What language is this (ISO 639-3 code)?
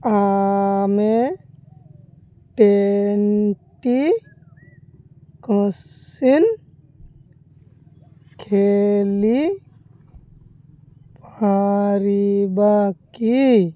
ori